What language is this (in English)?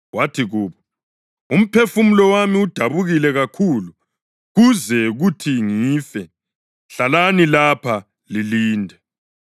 North Ndebele